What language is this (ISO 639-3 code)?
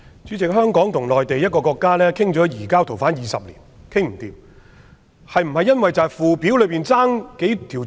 yue